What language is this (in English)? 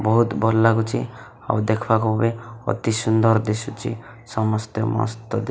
Odia